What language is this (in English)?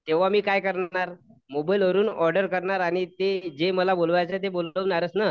Marathi